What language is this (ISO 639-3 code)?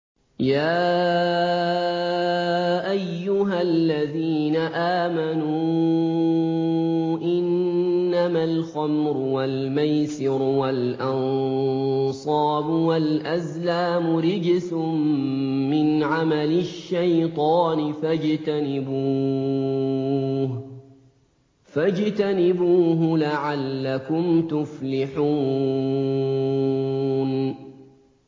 ara